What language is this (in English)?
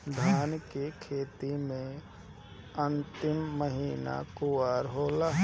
Bhojpuri